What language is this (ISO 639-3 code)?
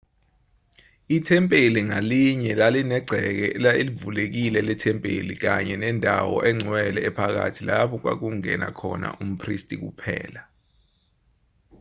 zul